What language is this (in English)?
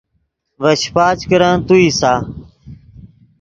Yidgha